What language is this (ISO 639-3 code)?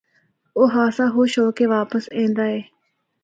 hno